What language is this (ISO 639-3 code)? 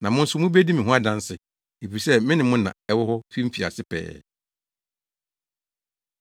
aka